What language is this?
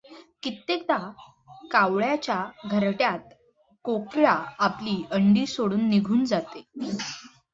Marathi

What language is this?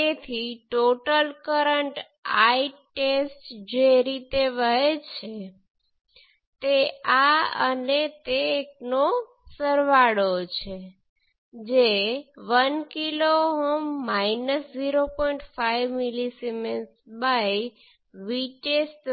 Gujarati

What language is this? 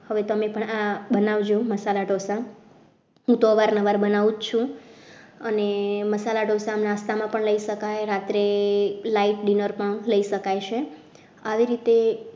Gujarati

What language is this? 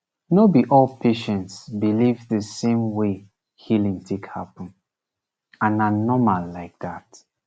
Nigerian Pidgin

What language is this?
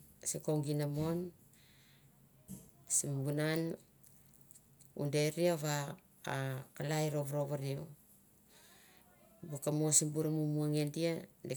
Mandara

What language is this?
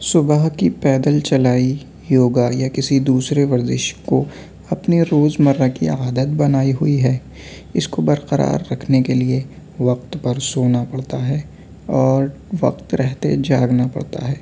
Urdu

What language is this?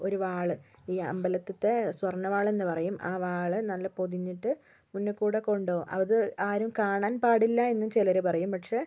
Malayalam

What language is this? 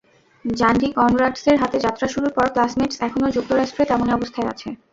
Bangla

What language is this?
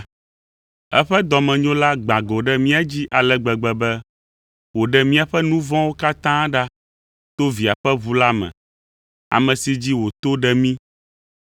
Ewe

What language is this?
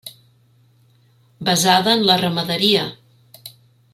Catalan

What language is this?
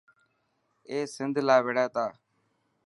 Dhatki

